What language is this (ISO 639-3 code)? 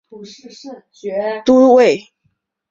zho